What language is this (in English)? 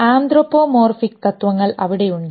Malayalam